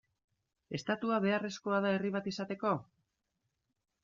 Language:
Basque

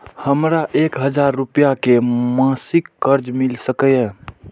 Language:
Maithili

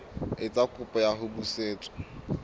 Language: Southern Sotho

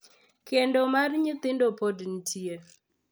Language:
Luo (Kenya and Tanzania)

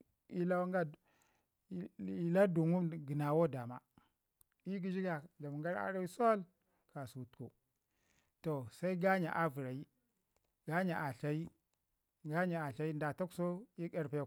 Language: Ngizim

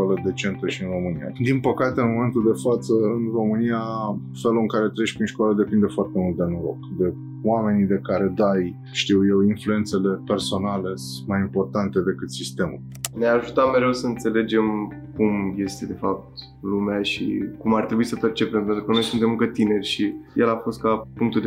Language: Romanian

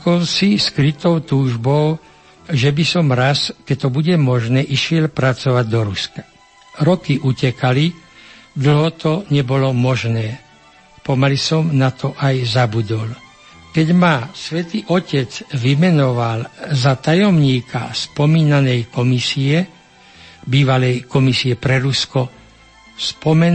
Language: Slovak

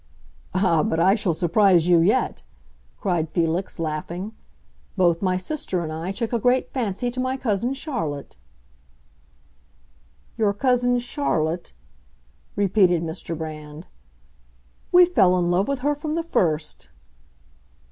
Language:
English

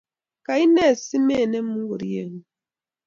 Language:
Kalenjin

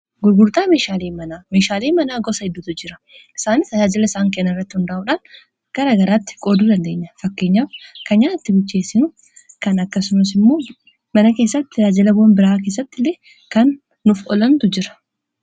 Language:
Oromo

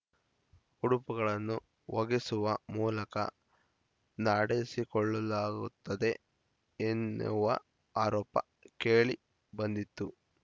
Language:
Kannada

